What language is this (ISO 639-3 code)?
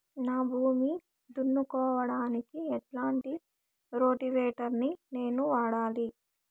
tel